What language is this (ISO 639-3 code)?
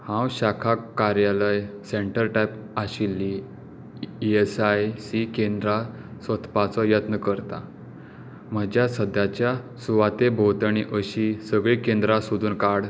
kok